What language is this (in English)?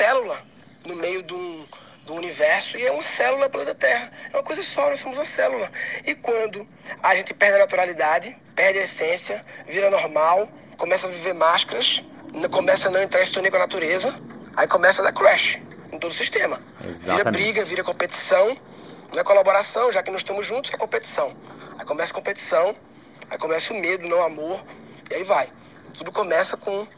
Portuguese